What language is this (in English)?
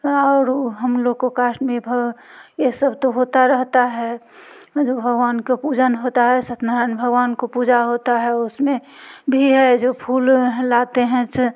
Hindi